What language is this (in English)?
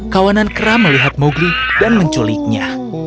Indonesian